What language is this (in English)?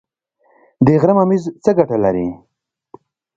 Pashto